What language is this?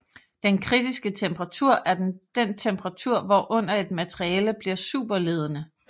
Danish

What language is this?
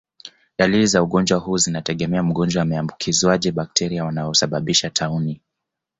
Swahili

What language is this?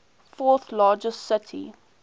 English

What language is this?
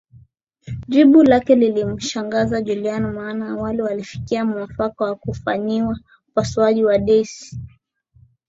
Swahili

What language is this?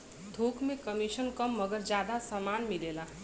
Bhojpuri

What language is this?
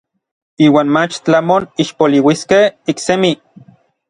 Orizaba Nahuatl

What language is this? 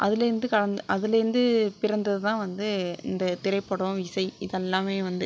Tamil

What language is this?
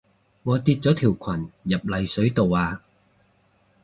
Cantonese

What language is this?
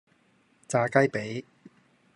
Cantonese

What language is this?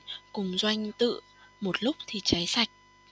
Vietnamese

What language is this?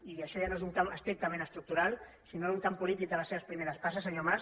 Catalan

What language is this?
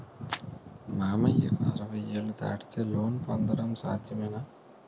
Telugu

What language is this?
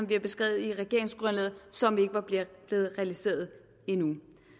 Danish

